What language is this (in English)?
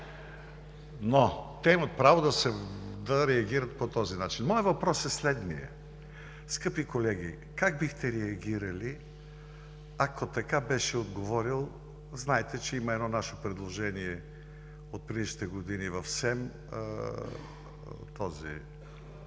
Bulgarian